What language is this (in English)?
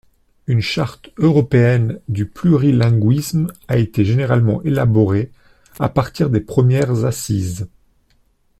French